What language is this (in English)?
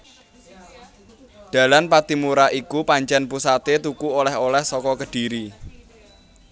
Javanese